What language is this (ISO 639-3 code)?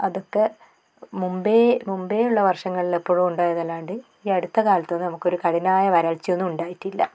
mal